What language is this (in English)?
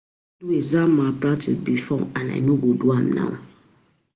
Nigerian Pidgin